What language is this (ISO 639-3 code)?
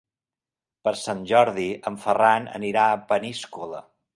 cat